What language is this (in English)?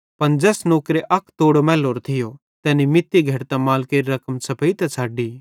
Bhadrawahi